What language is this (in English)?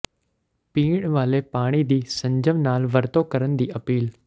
Punjabi